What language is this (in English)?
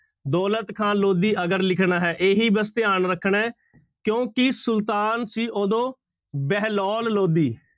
Punjabi